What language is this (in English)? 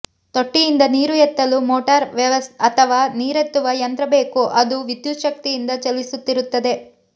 Kannada